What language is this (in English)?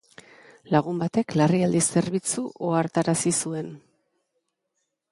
Basque